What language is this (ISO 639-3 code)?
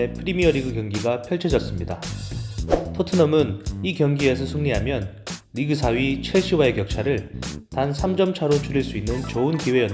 kor